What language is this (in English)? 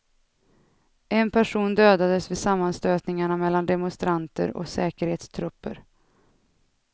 Swedish